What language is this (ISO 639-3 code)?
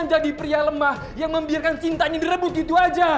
ind